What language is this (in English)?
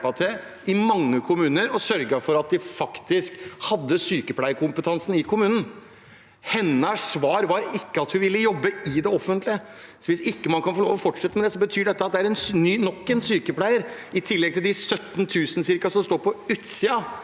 Norwegian